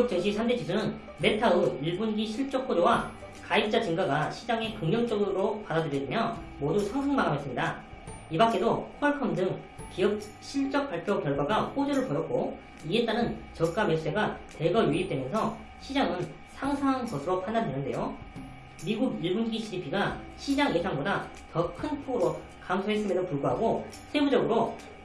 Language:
Korean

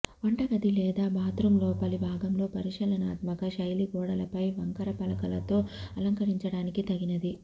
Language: Telugu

